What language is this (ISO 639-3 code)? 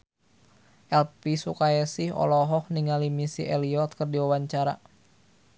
sun